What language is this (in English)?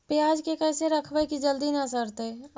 Magahi